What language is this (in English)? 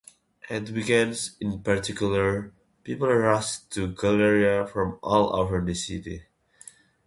English